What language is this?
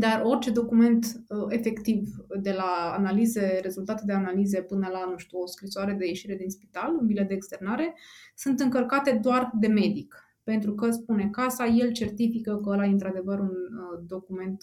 Romanian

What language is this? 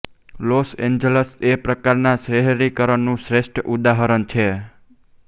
Gujarati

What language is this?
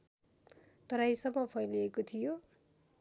Nepali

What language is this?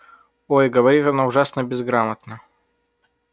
Russian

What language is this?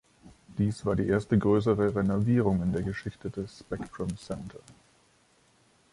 German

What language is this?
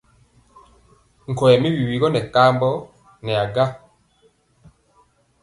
Mpiemo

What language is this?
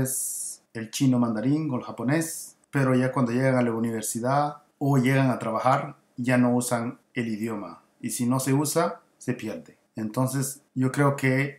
Spanish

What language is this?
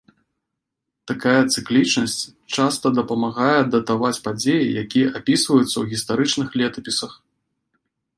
Belarusian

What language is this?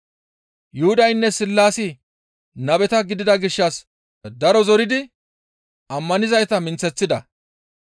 Gamo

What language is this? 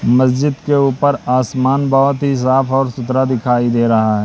Hindi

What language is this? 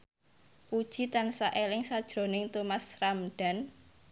Javanese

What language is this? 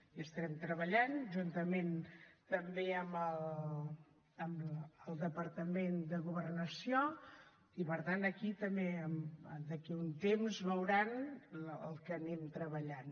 Catalan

